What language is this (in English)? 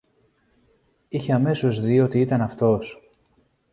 Greek